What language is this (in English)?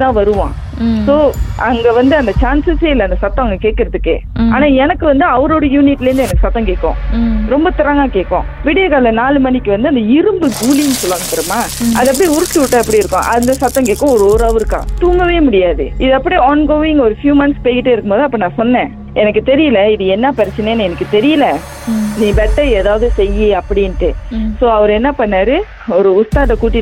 Tamil